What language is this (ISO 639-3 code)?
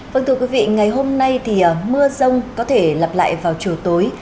vie